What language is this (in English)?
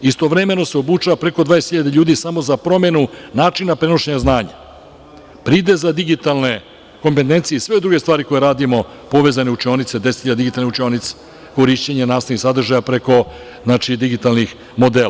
Serbian